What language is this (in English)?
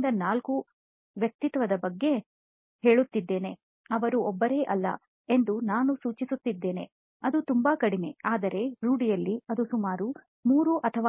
Kannada